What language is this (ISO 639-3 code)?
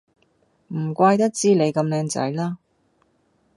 yue